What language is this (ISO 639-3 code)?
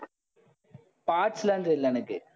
tam